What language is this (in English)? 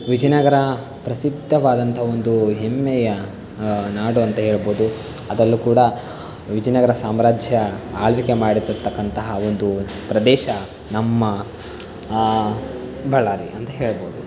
Kannada